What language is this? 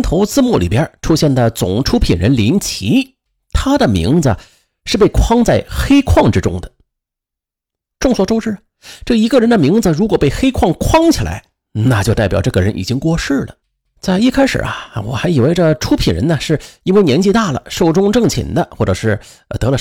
Chinese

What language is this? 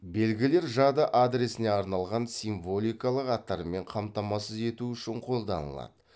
Kazakh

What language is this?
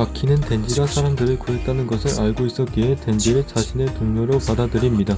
Korean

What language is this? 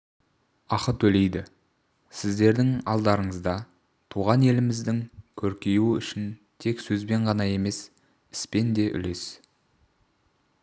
Kazakh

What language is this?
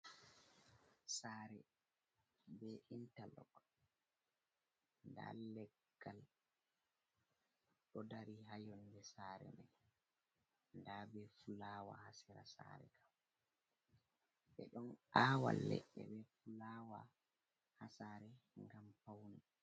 Fula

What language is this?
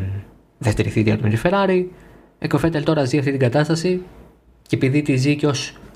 Greek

